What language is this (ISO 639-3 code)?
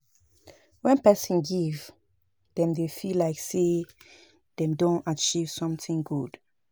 pcm